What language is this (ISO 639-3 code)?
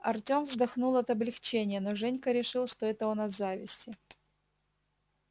rus